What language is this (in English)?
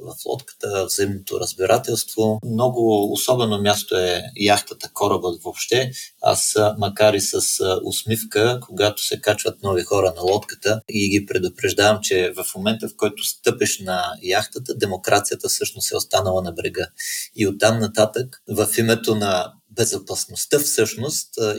Bulgarian